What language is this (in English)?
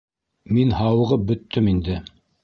Bashkir